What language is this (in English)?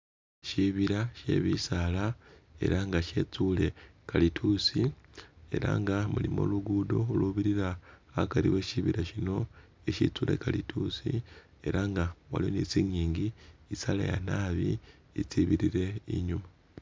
Masaaba